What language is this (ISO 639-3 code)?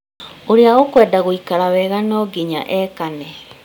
kik